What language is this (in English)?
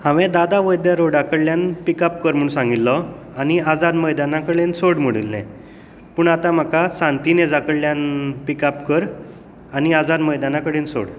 Konkani